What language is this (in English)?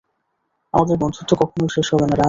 Bangla